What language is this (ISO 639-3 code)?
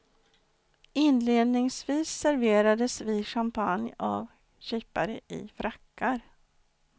swe